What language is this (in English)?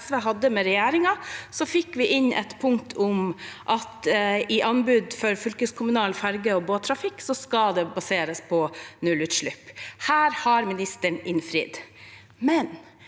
Norwegian